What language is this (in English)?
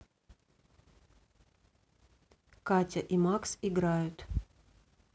Russian